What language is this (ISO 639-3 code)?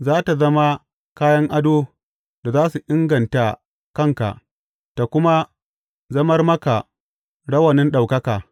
hau